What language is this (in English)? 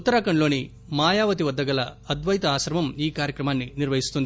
Telugu